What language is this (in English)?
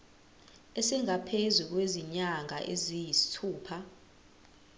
Zulu